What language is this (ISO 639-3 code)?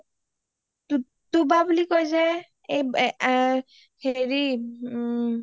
asm